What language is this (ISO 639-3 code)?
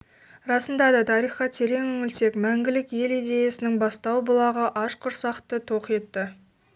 kaz